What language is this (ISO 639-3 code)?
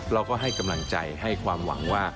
tha